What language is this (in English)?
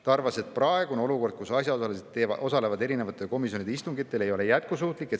Estonian